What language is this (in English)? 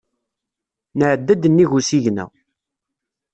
Kabyle